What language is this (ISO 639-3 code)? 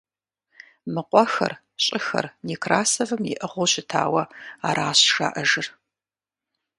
kbd